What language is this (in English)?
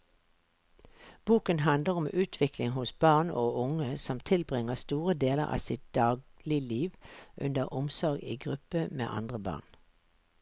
Norwegian